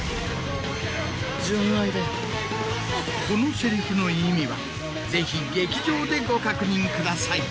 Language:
Japanese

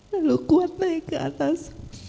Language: Indonesian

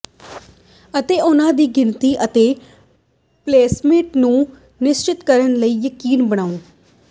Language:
Punjabi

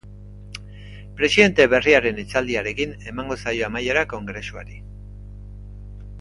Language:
Basque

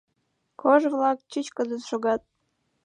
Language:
Mari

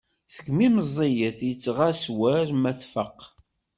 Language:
Kabyle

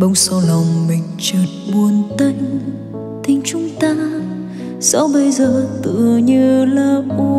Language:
Vietnamese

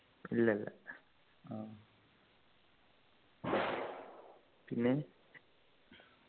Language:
Malayalam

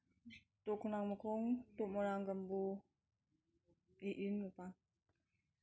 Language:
Manipuri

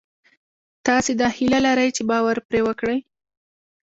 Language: Pashto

